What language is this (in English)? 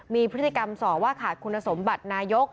Thai